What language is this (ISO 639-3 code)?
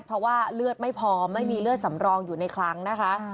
tha